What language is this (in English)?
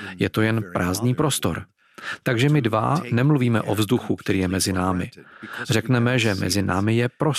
Czech